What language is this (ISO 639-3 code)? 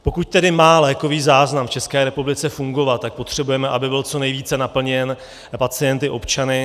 ces